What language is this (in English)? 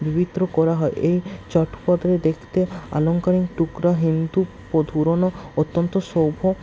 Bangla